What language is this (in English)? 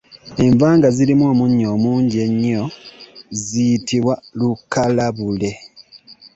Ganda